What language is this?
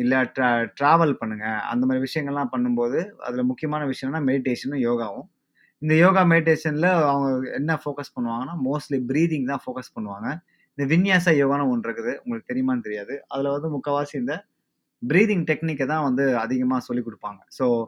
Tamil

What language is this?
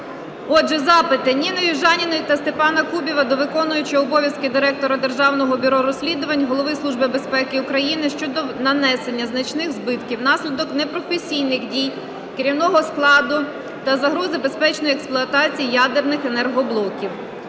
Ukrainian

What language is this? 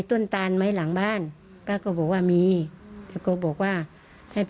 Thai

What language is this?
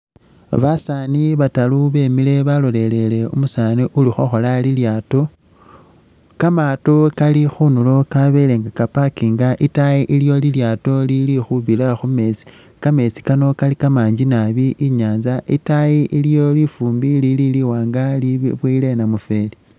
Masaaba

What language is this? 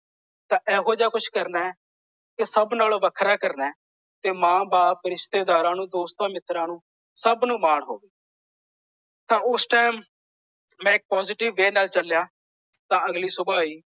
Punjabi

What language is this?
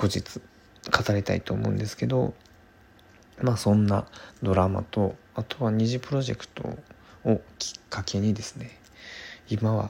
Japanese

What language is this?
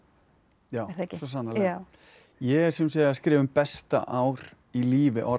Icelandic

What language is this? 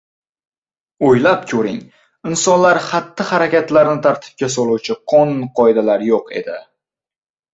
Uzbek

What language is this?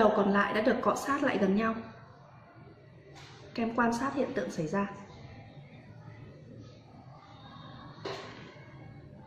Vietnamese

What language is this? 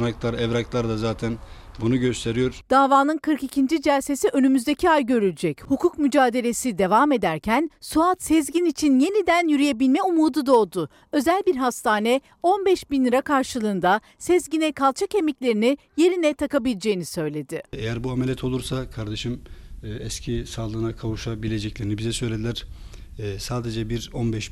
Turkish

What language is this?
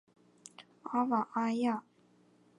Chinese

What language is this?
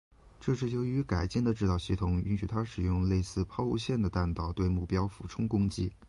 Chinese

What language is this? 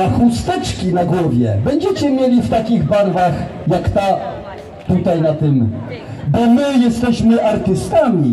Polish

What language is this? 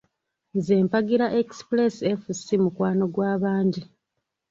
Ganda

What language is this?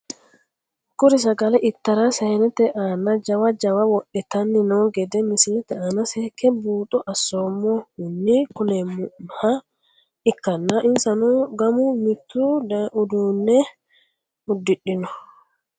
Sidamo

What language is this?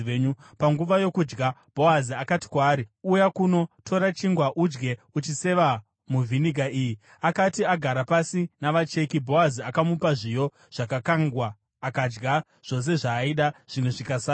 Shona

